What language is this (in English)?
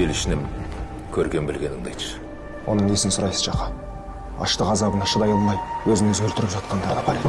Kazakh